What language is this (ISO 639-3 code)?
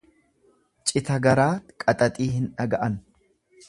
orm